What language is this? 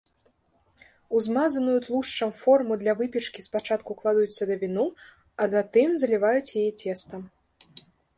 Belarusian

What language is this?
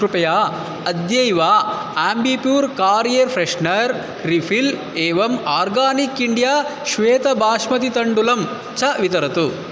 Sanskrit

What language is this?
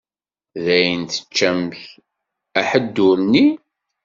Kabyle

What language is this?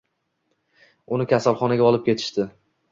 Uzbek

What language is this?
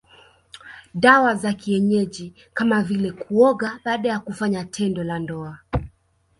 Swahili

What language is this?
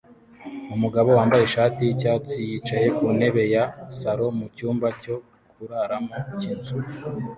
Kinyarwanda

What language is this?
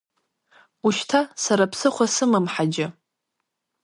Abkhazian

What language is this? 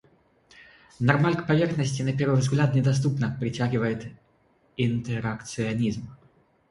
Russian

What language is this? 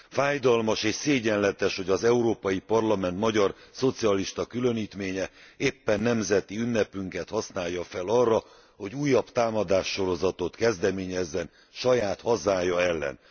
Hungarian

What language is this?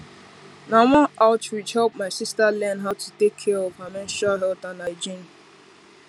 Nigerian Pidgin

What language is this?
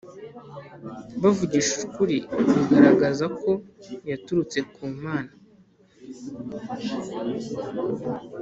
Kinyarwanda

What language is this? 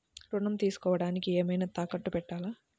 Telugu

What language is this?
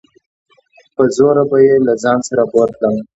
Pashto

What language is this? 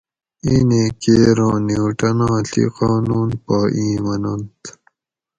Gawri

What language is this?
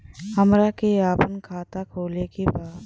Bhojpuri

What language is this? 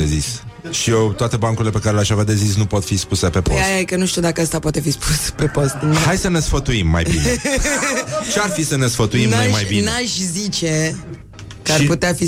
Romanian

